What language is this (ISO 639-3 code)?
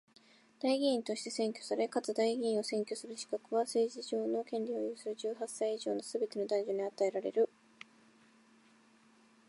jpn